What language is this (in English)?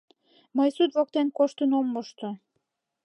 Mari